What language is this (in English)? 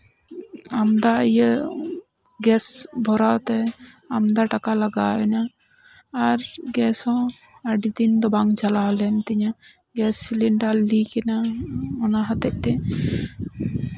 Santali